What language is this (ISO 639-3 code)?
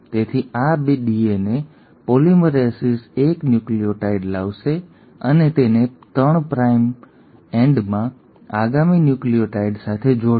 guj